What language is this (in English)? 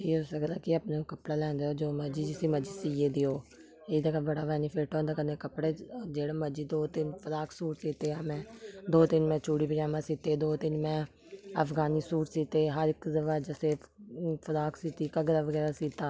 Dogri